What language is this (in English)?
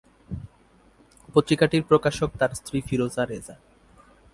Bangla